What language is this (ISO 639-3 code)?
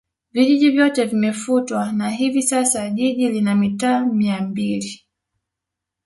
swa